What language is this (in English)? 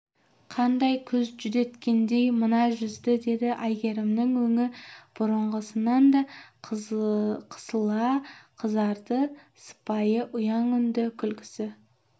Kazakh